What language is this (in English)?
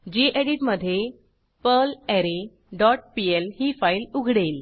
Marathi